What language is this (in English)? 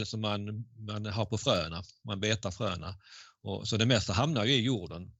Swedish